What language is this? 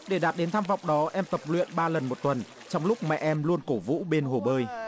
Vietnamese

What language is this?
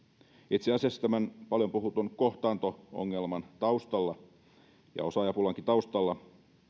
Finnish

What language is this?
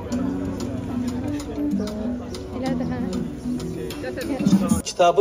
Turkish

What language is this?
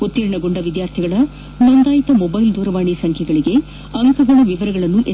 Kannada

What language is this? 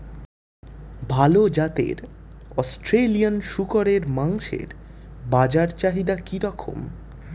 Bangla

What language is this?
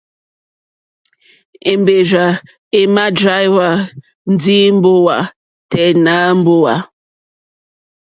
Mokpwe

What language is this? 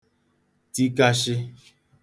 Igbo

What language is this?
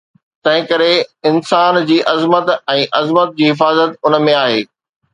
Sindhi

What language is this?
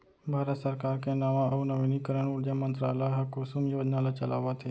Chhattisgarhi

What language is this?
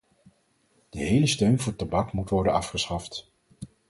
Dutch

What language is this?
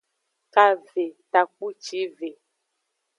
Aja (Benin)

